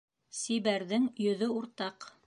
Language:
Bashkir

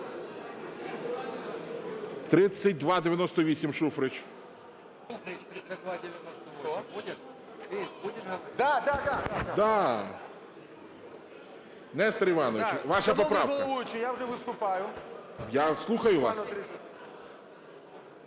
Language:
Ukrainian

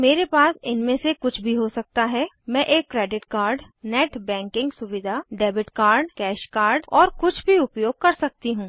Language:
Hindi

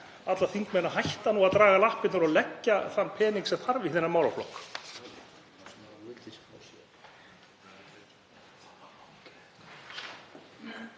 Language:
Icelandic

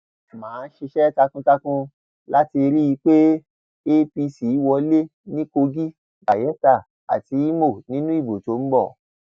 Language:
Yoruba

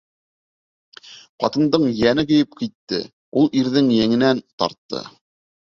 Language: Bashkir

